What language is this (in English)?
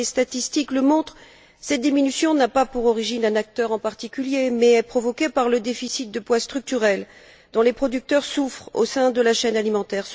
French